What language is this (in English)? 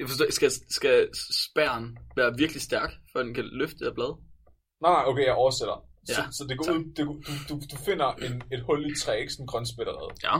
Danish